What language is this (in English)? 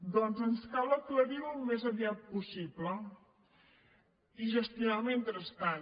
Catalan